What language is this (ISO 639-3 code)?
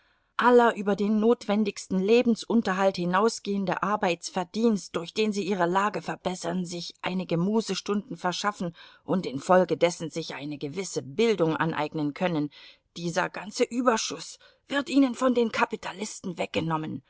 deu